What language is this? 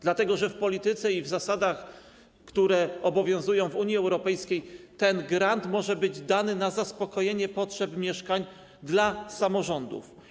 Polish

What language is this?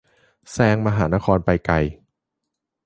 Thai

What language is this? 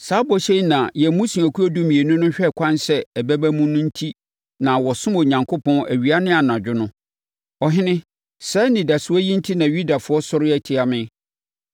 Akan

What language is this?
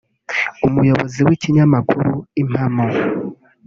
Kinyarwanda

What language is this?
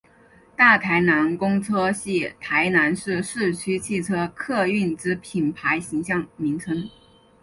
Chinese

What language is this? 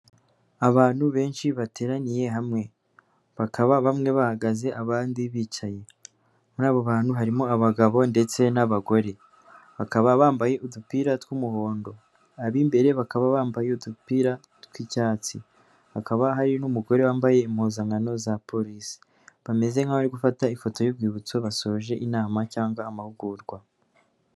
Kinyarwanda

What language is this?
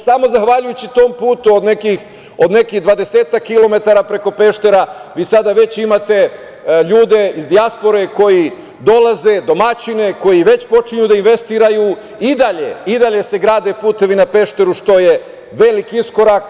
Serbian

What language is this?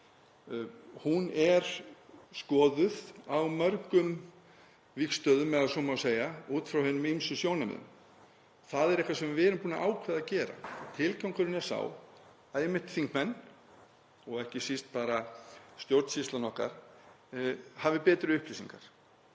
Icelandic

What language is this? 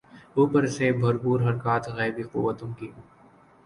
Urdu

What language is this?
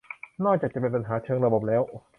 Thai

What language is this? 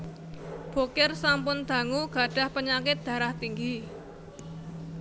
Javanese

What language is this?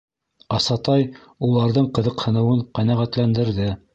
Bashkir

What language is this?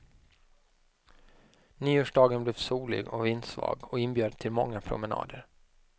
Swedish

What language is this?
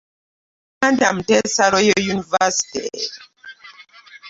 Ganda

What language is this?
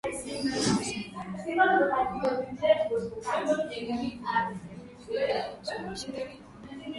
Swahili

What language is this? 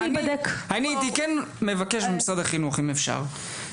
Hebrew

